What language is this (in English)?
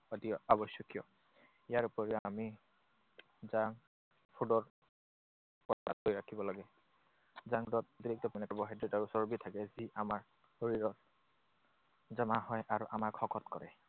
Assamese